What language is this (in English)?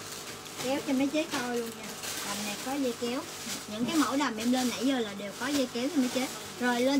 Vietnamese